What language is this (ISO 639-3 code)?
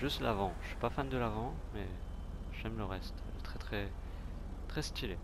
fra